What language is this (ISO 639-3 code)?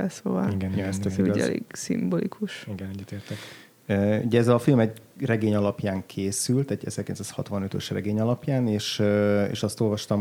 hun